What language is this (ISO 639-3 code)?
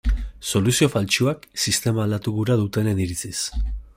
eus